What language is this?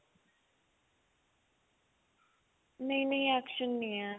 Punjabi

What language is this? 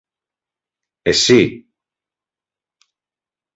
Greek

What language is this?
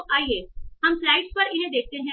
Hindi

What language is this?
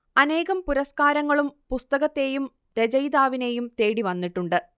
Malayalam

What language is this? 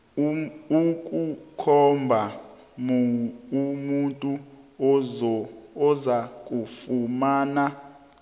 South Ndebele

